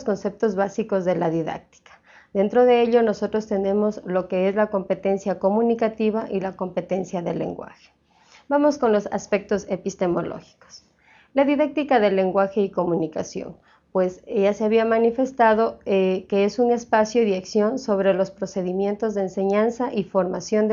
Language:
Spanish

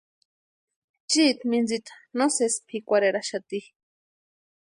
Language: Western Highland Purepecha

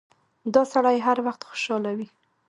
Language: Pashto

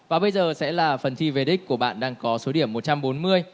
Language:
Vietnamese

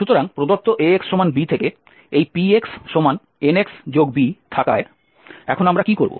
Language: Bangla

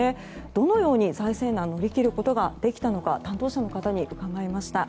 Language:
Japanese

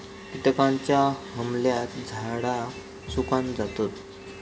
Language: Marathi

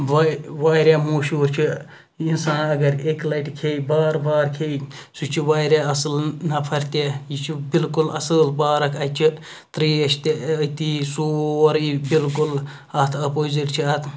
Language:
Kashmiri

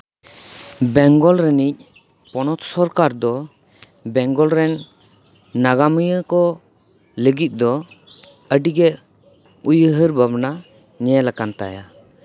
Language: Santali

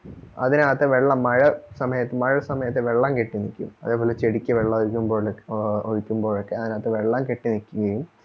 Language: Malayalam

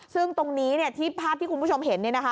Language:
Thai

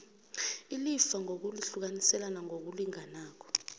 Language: South Ndebele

